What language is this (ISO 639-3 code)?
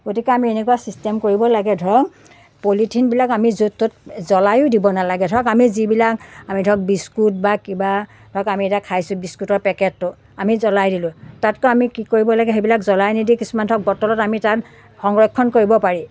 asm